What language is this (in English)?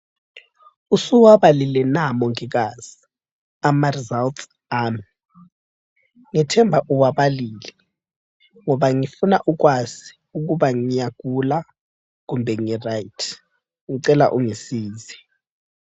North Ndebele